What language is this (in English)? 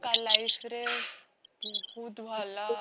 Odia